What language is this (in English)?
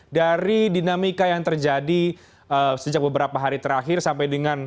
Indonesian